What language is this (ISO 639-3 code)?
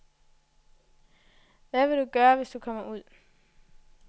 dan